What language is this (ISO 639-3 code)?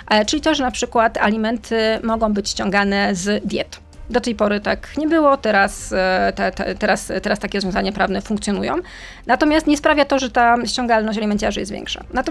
pol